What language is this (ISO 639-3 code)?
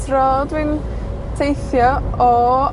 cym